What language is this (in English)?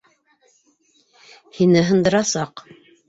Bashkir